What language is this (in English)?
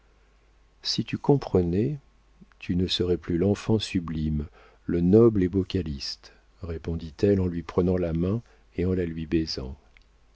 French